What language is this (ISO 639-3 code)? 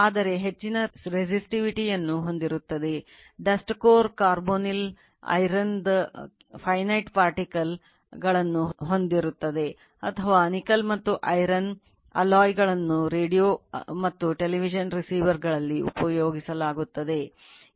kan